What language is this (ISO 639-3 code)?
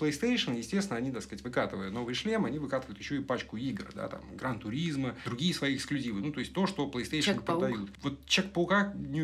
rus